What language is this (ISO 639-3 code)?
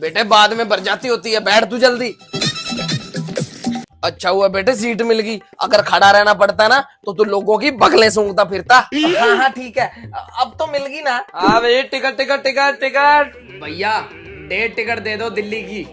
hin